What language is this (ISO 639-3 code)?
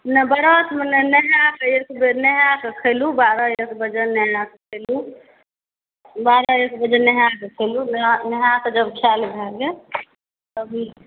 mai